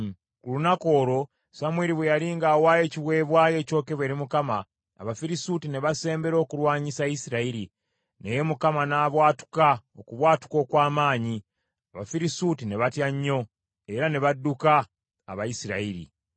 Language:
Ganda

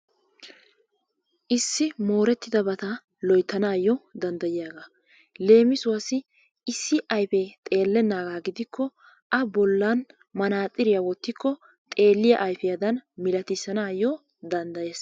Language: Wolaytta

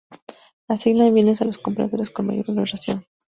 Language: Spanish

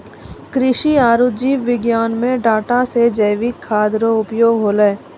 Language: Maithili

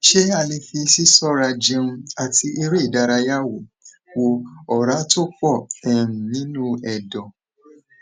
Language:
Yoruba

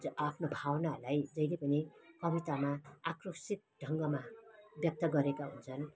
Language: Nepali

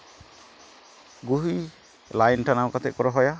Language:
Santali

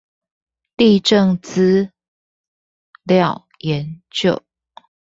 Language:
Chinese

